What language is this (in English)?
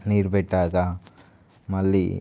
Telugu